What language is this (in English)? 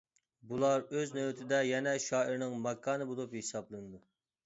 Uyghur